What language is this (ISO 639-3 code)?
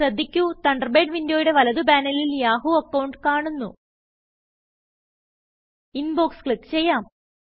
mal